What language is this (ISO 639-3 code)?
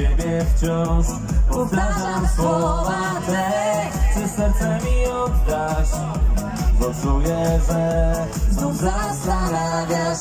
pol